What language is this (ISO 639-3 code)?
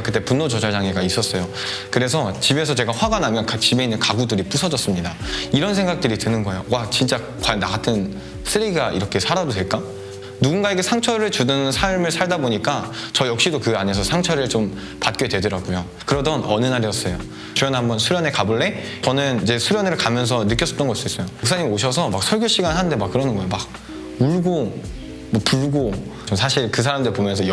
kor